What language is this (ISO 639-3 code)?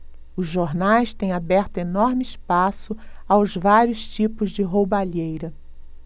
por